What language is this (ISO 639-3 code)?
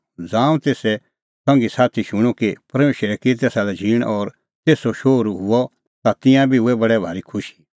kfx